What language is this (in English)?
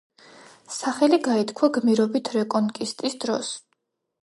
Georgian